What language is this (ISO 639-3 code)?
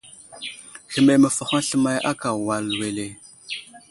udl